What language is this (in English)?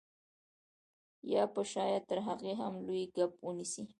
Pashto